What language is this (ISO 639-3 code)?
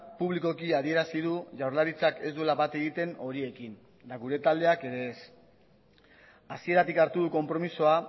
eus